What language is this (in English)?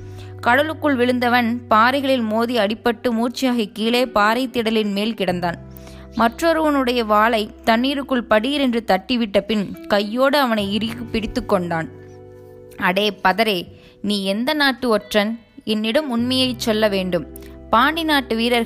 Tamil